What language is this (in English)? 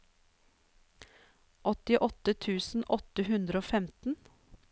Norwegian